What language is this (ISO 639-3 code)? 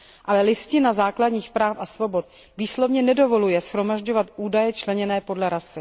ces